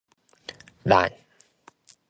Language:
Japanese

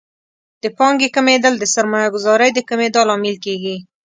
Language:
Pashto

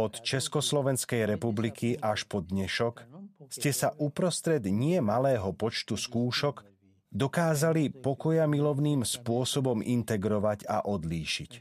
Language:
Slovak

